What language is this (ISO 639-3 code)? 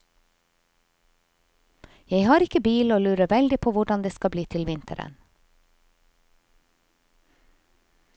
nor